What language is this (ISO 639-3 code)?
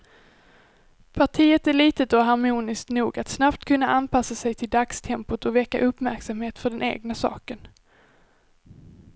swe